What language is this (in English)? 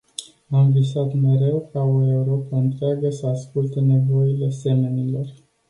Romanian